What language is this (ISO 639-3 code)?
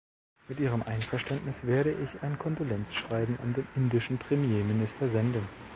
deu